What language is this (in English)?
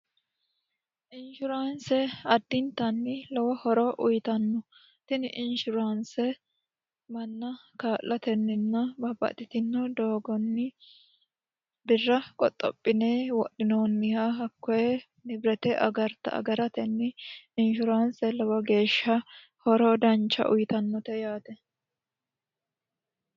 Sidamo